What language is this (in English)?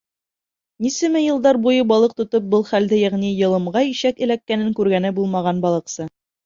Bashkir